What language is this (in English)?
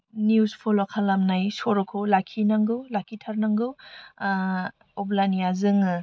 Bodo